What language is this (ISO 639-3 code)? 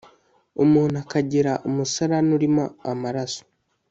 kin